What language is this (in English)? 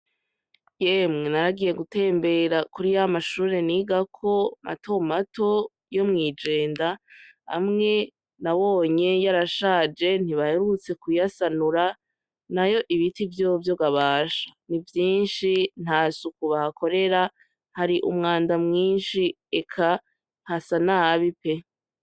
Rundi